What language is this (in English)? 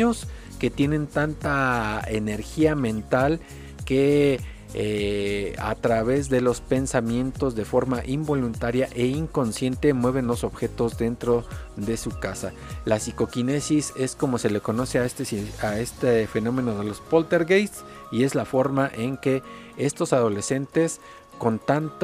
Spanish